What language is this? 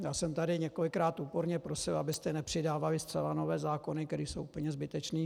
Czech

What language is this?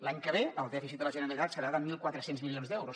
Catalan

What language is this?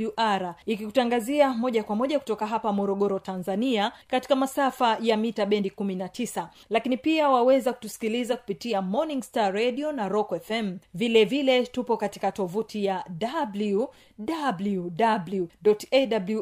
Swahili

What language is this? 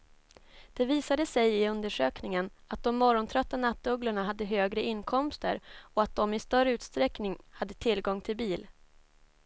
Swedish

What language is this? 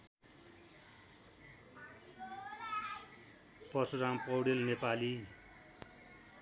Nepali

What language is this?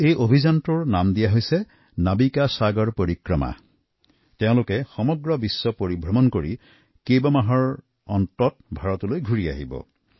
Assamese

